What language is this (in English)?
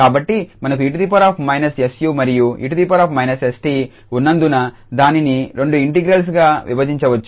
Telugu